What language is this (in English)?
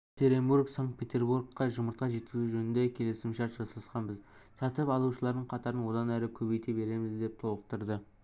Kazakh